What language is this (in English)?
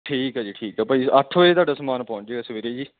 Punjabi